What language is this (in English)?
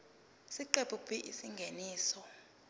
Zulu